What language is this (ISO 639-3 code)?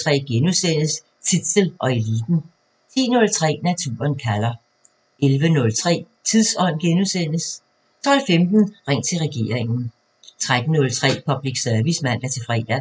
dan